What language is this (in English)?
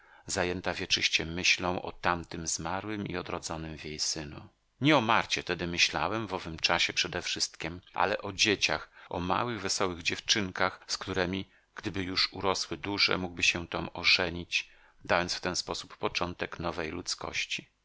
Polish